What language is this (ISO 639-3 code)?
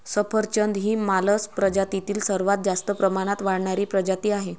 mar